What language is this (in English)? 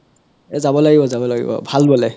Assamese